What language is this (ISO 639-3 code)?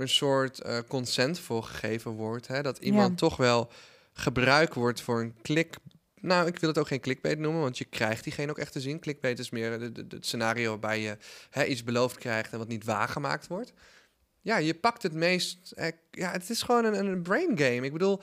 nld